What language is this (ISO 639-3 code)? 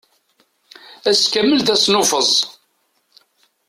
kab